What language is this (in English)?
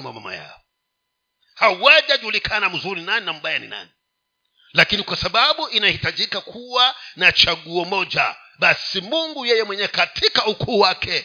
Swahili